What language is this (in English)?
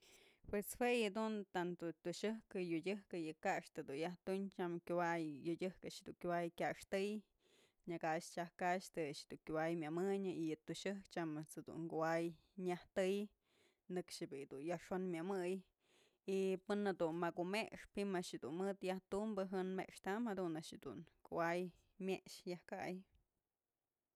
Mazatlán Mixe